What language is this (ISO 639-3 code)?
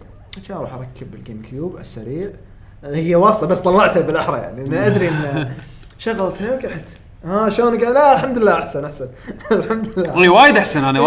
ara